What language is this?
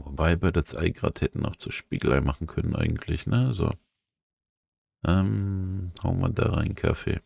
German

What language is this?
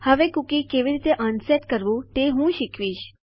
Gujarati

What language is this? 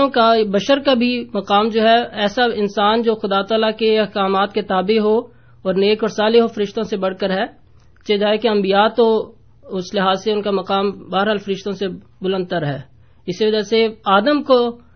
Urdu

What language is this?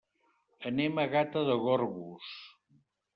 Catalan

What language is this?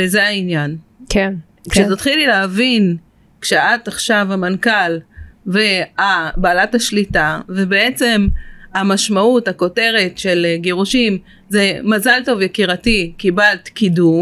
Hebrew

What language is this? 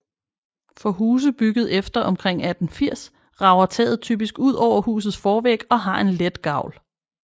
Danish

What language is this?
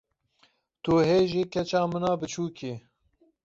Kurdish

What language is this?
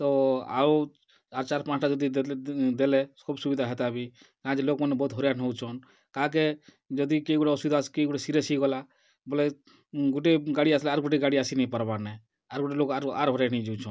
Odia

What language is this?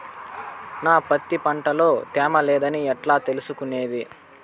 Telugu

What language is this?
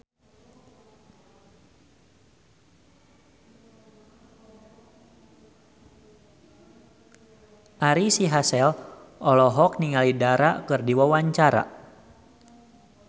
Sundanese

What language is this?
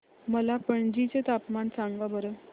Marathi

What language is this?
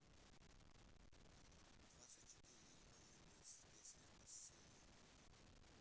Russian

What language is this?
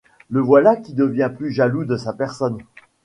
French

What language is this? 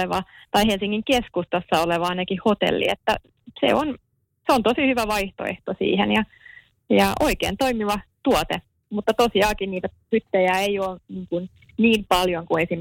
Finnish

